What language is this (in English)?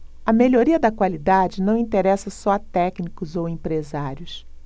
Portuguese